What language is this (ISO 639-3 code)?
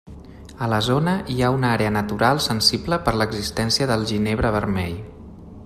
cat